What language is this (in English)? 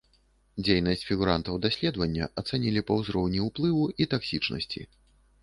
Belarusian